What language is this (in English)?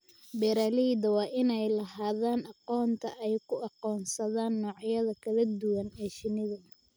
Somali